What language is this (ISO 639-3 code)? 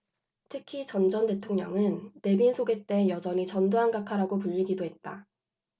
kor